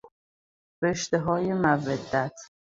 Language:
Persian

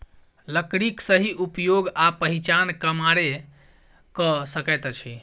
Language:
Maithili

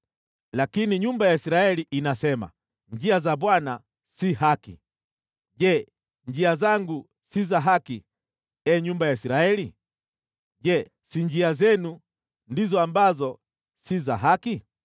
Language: Swahili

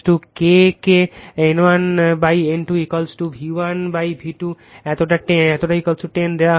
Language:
Bangla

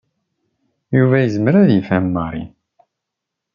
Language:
Kabyle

